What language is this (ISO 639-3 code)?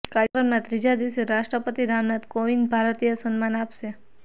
guj